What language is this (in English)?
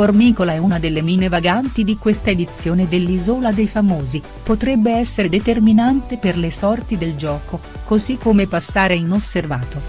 Italian